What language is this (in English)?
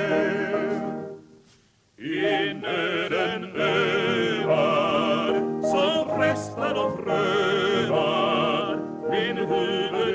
Swedish